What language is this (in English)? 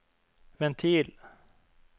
Norwegian